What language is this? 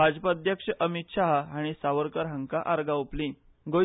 Konkani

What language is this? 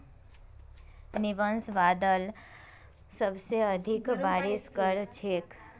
Magahi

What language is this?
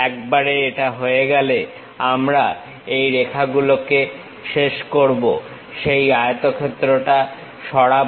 Bangla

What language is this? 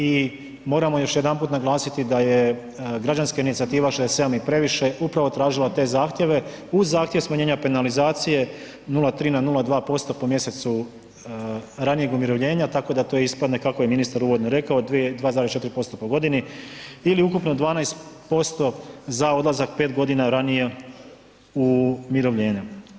Croatian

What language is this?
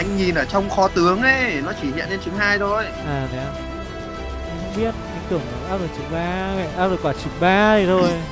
Vietnamese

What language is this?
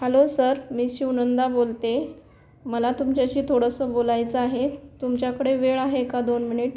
Marathi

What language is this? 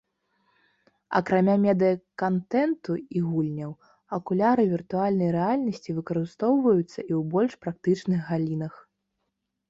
Belarusian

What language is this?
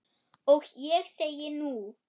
Icelandic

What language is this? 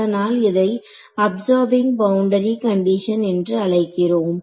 Tamil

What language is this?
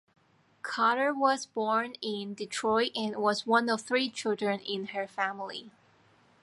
English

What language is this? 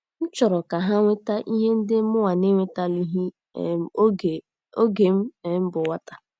Igbo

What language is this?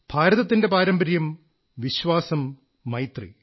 Malayalam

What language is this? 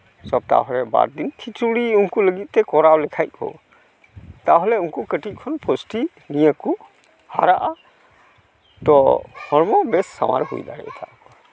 Santali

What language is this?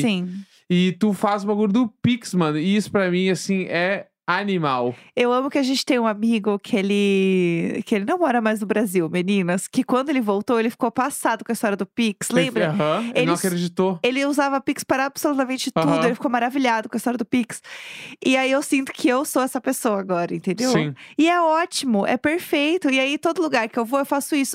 Portuguese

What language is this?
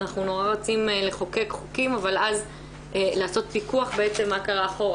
Hebrew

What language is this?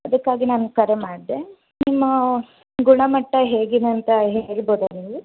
Kannada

